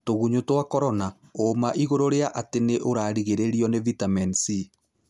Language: Kikuyu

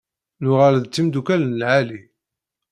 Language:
Kabyle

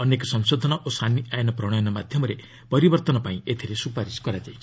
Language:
Odia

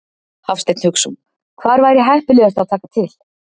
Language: Icelandic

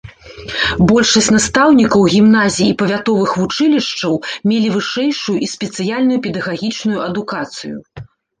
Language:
Belarusian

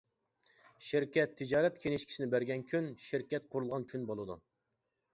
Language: Uyghur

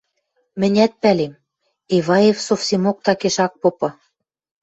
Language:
Western Mari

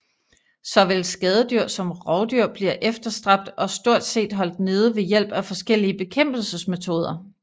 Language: Danish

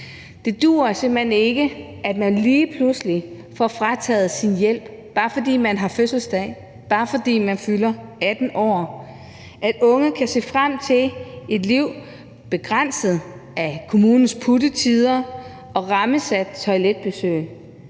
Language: Danish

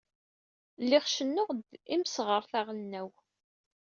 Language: Kabyle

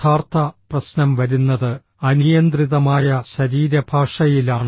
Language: Malayalam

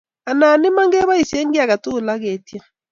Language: Kalenjin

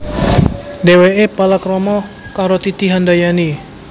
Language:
Javanese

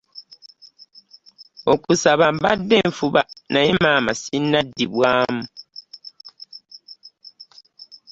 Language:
Ganda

